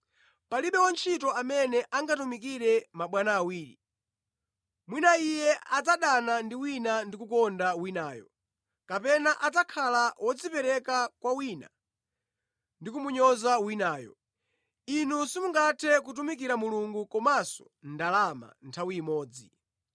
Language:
Nyanja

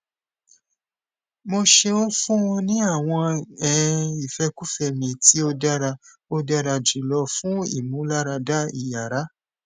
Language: Yoruba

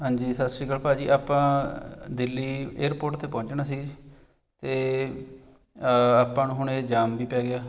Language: Punjabi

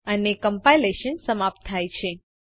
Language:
Gujarati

